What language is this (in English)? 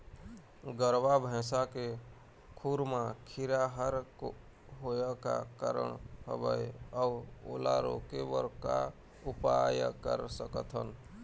Chhattisgarhi